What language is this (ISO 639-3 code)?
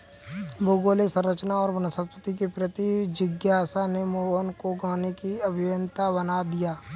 hin